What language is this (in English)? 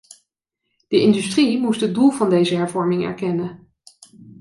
Dutch